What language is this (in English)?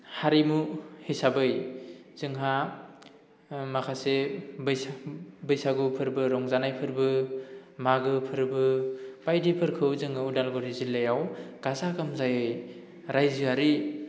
Bodo